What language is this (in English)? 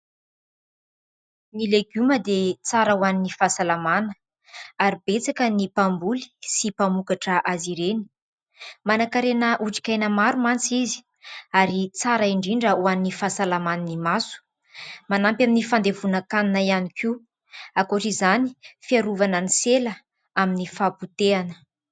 Malagasy